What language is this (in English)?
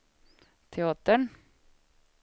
Swedish